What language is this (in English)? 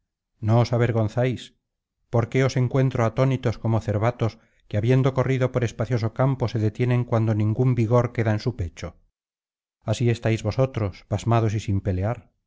Spanish